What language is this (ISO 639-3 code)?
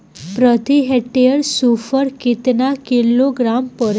bho